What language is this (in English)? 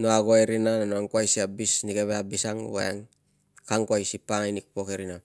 Tungag